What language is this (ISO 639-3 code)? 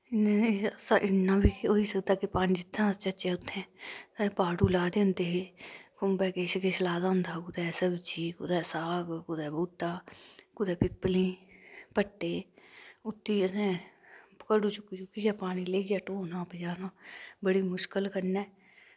doi